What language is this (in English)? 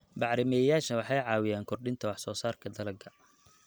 Somali